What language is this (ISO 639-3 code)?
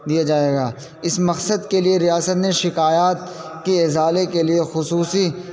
urd